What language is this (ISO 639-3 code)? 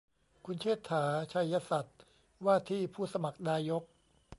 tha